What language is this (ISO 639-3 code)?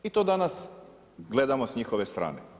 hrv